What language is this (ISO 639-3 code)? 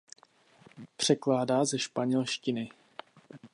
ces